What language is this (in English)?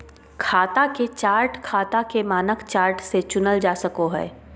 Magahi